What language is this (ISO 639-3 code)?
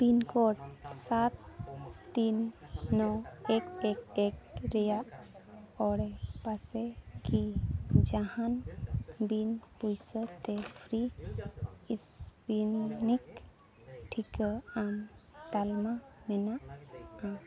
sat